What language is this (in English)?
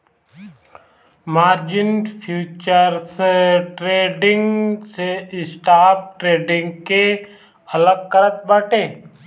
Bhojpuri